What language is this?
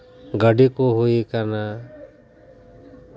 Santali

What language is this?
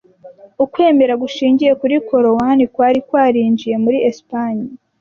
Kinyarwanda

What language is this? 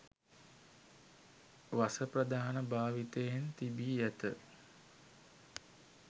Sinhala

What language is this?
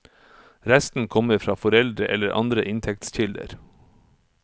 Norwegian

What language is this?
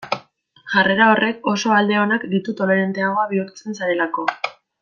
Basque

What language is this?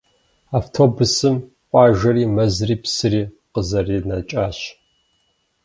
Kabardian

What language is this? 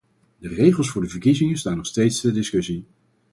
Dutch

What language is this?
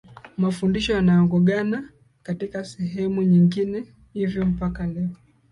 Swahili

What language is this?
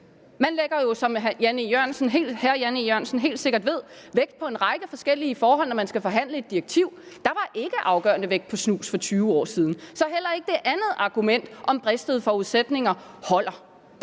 Danish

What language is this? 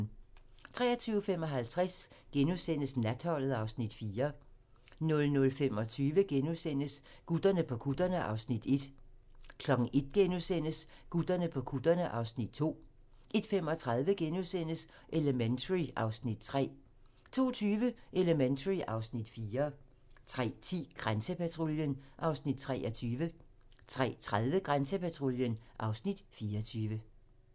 Danish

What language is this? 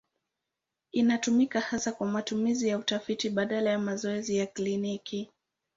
Swahili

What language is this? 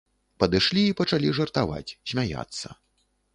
Belarusian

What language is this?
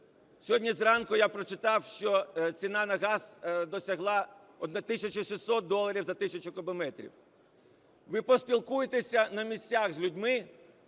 Ukrainian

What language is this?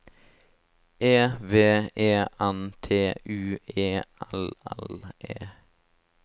Norwegian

